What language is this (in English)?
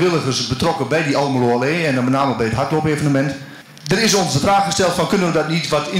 Dutch